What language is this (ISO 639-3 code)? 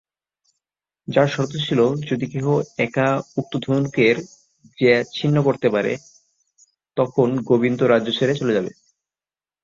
ben